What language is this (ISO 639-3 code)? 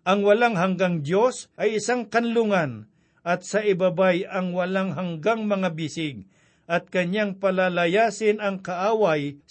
fil